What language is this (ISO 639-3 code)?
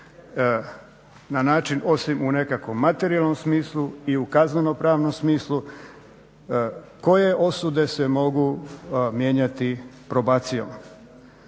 hrv